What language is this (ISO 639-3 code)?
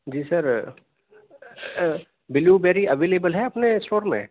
urd